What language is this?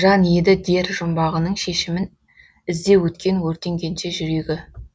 Kazakh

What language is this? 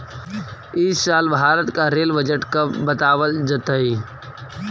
Magahi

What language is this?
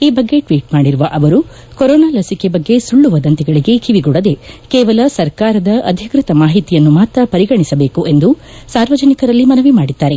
Kannada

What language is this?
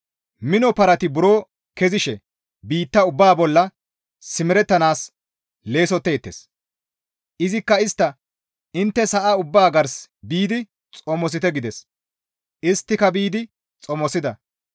Gamo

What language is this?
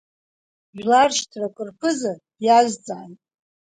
Abkhazian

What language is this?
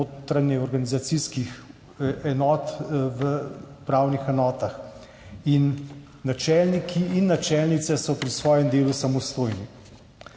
Slovenian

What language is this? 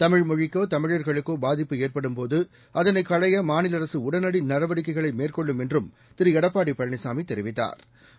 Tamil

